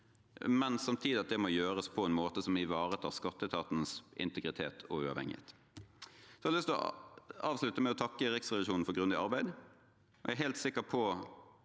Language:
Norwegian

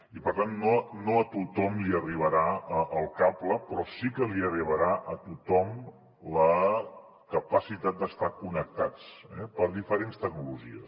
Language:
Catalan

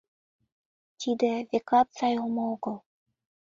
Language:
Mari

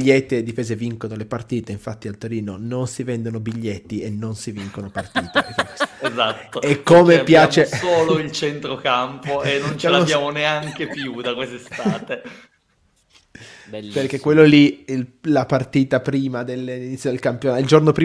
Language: Italian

